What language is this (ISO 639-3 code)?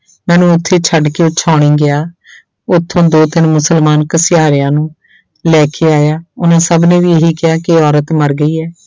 pan